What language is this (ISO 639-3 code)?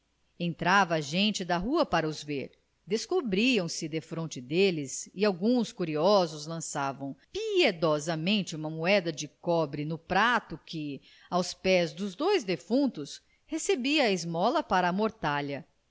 por